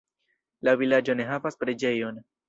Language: Esperanto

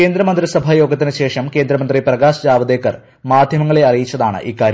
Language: Malayalam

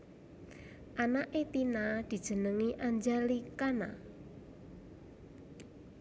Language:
Javanese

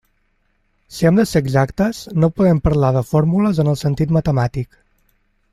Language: Catalan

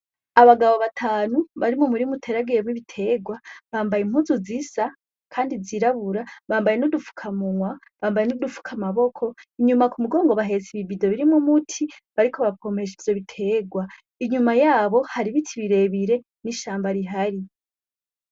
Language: Rundi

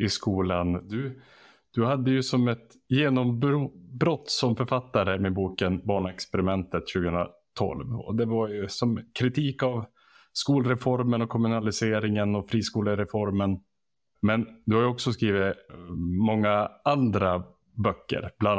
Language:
Swedish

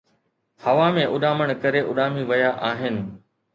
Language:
Sindhi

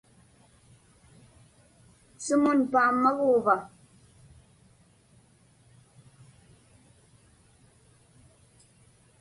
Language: Inupiaq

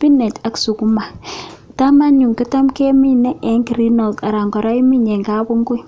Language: Kalenjin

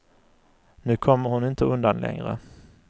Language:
Swedish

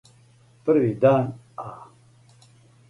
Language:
Serbian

